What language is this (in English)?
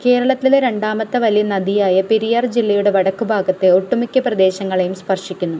Malayalam